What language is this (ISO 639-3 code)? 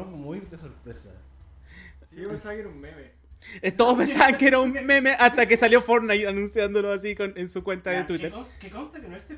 spa